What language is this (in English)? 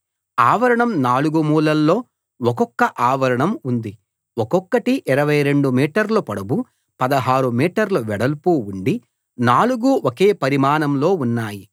Telugu